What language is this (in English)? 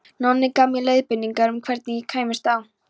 Icelandic